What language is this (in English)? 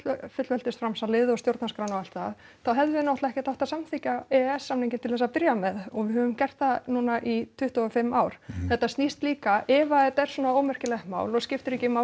Icelandic